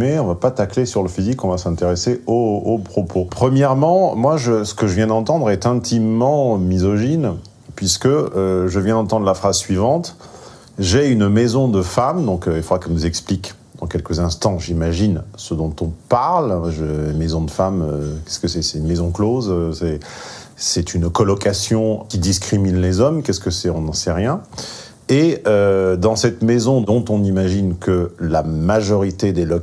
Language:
French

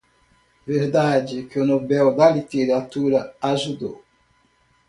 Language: Portuguese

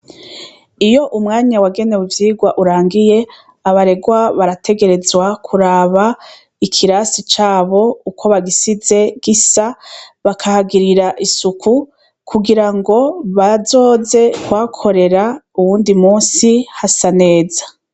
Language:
Rundi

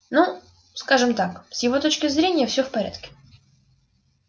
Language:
Russian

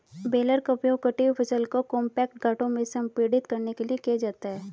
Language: Hindi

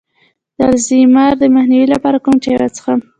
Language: Pashto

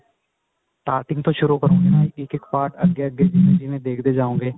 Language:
Punjabi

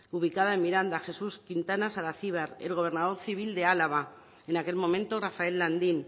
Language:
Spanish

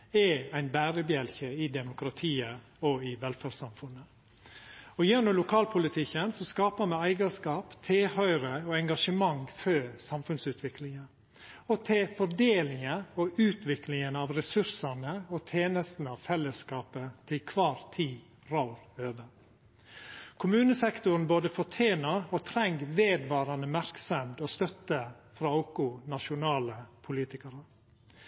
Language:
Norwegian Nynorsk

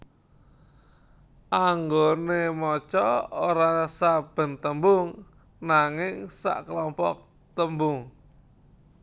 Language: Javanese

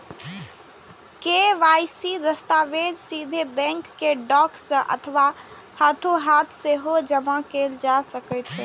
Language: Maithili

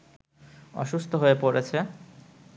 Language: Bangla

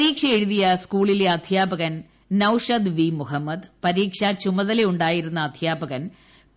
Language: Malayalam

